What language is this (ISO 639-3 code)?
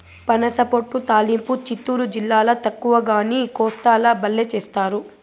tel